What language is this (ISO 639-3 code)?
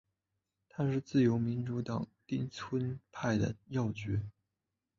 zho